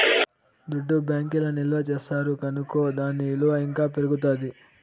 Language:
Telugu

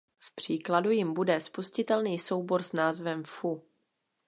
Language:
Czech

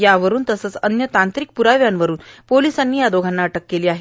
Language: Marathi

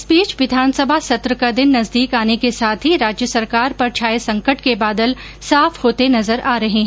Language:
Hindi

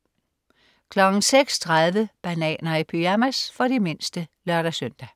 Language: Danish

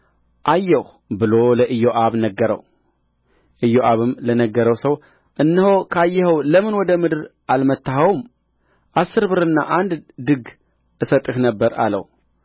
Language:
Amharic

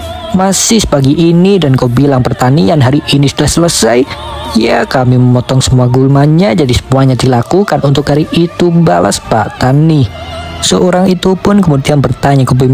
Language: Indonesian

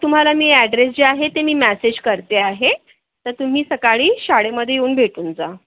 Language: Marathi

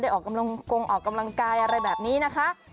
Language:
Thai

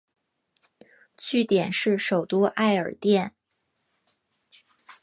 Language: Chinese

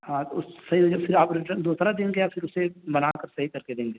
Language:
Urdu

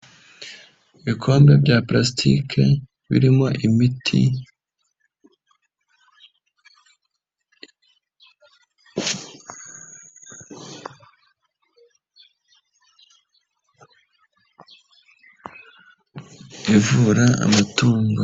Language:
Kinyarwanda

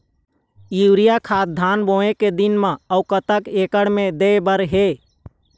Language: Chhattisgarhi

